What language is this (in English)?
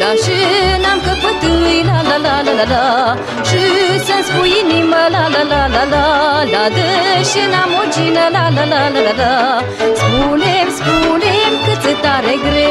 Romanian